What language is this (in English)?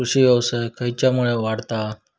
Marathi